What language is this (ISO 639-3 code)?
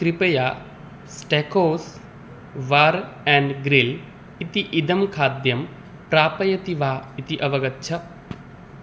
san